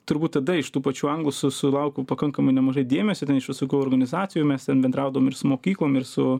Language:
Lithuanian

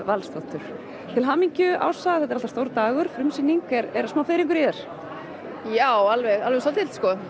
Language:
Icelandic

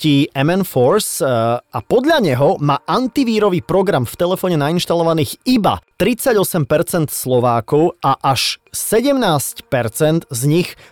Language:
Slovak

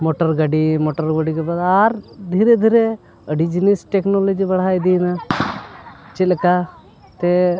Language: Santali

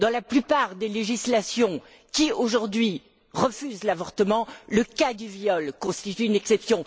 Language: French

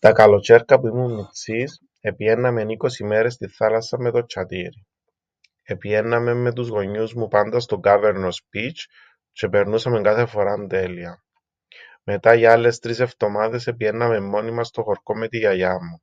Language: Greek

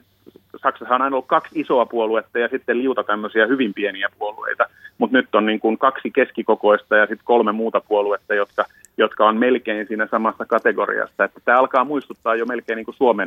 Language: Finnish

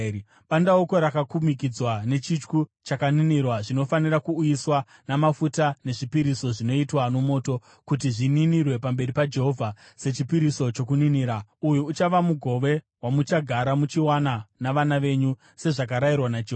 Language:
Shona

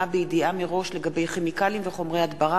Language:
Hebrew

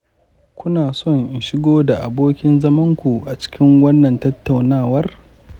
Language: Hausa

